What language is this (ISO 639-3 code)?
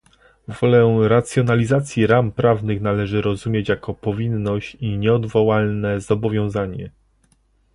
pol